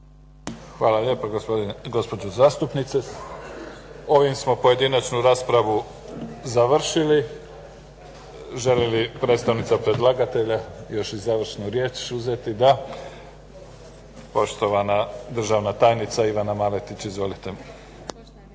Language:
Croatian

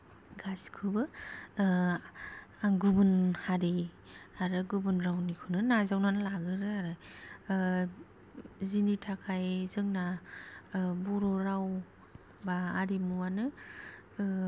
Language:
Bodo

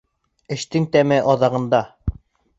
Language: Bashkir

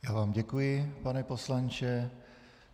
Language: Czech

